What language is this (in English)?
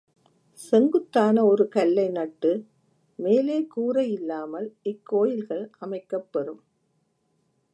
Tamil